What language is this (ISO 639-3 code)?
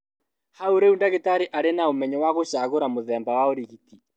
kik